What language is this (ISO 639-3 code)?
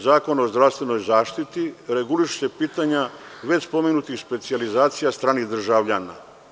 srp